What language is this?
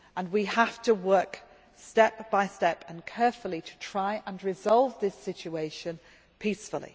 English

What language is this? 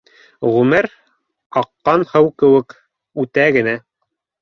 Bashkir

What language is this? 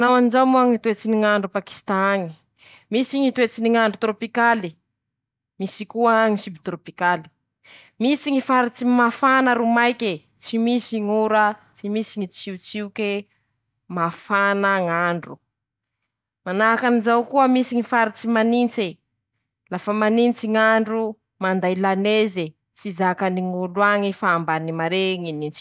Masikoro Malagasy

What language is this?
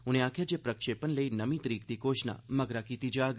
Dogri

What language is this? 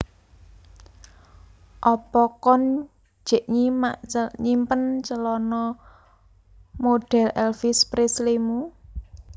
Javanese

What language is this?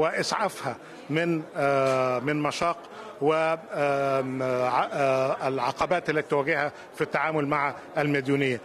Arabic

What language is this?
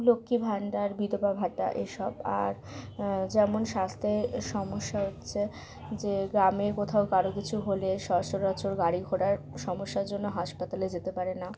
Bangla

